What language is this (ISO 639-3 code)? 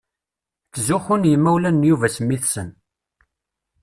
kab